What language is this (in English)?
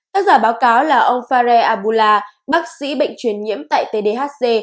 Vietnamese